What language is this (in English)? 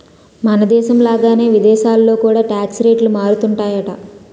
Telugu